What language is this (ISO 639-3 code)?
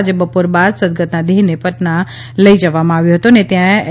guj